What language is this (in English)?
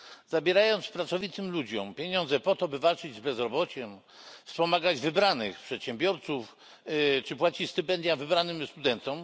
Polish